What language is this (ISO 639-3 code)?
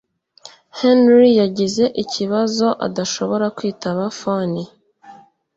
kin